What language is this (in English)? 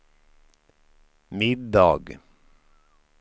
Swedish